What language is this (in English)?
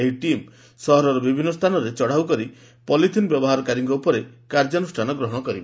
Odia